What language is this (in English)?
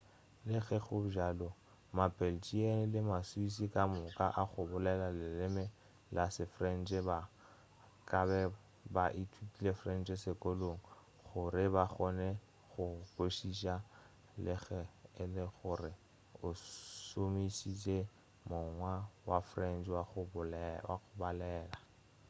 Northern Sotho